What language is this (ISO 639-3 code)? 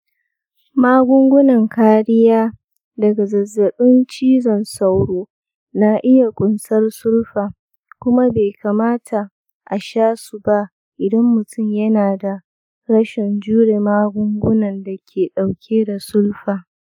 hau